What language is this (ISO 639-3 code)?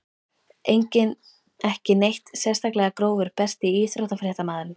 isl